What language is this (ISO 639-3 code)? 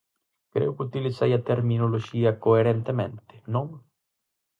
glg